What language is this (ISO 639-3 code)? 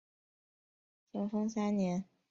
zho